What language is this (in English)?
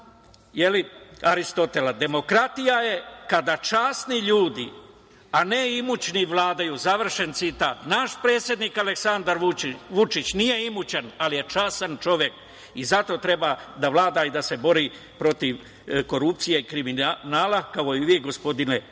Serbian